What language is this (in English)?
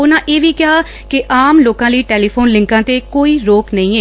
Punjabi